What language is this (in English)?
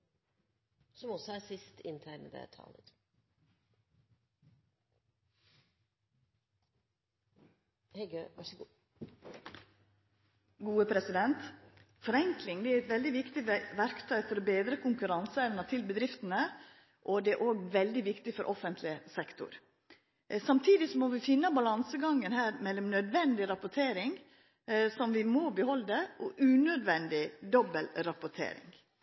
Norwegian